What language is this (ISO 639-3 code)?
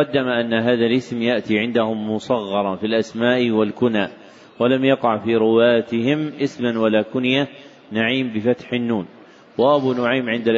ara